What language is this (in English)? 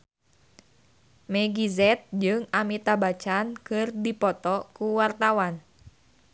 Sundanese